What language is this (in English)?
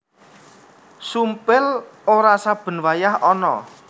Javanese